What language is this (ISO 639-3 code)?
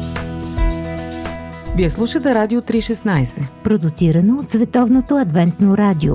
bul